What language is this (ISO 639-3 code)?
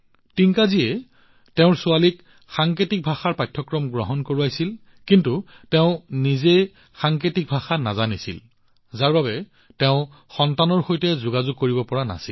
asm